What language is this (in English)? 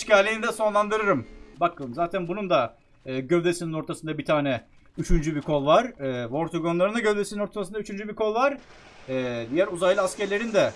Turkish